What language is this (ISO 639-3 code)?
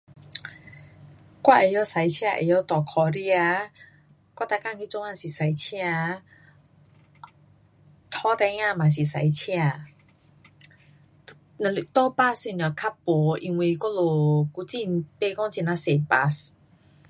cpx